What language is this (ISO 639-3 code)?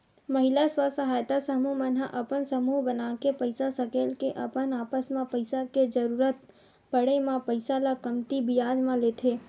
hne